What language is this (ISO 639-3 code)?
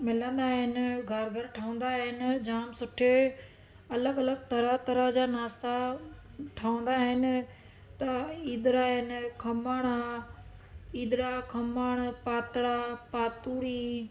snd